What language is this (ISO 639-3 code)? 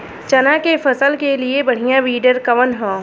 bho